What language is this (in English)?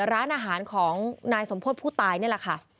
Thai